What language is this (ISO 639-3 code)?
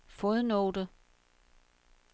dan